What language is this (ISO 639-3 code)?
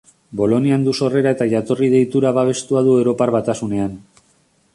eus